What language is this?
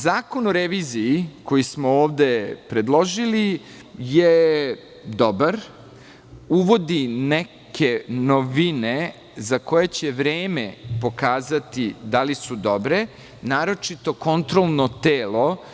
Serbian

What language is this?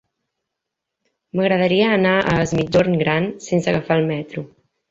Catalan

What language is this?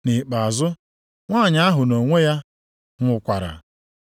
Igbo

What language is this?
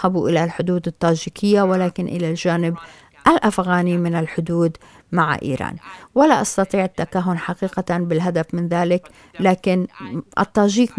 Arabic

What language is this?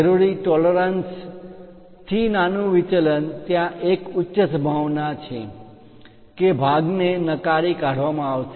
Gujarati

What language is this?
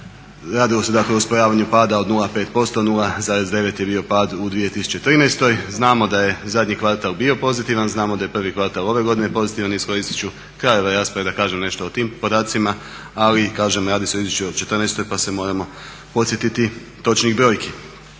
Croatian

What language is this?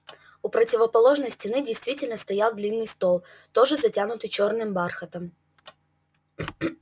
Russian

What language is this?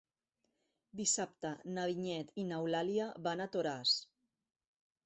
Catalan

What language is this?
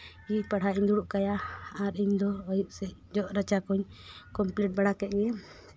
Santali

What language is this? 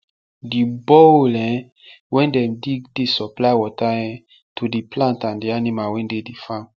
Nigerian Pidgin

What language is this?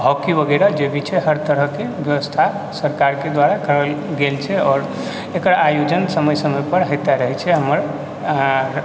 Maithili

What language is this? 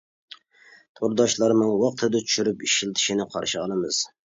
Uyghur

